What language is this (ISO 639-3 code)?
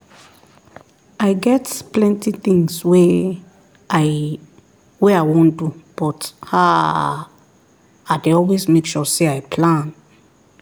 pcm